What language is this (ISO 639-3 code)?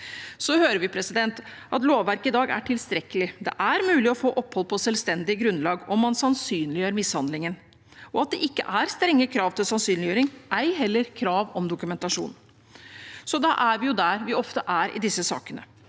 nor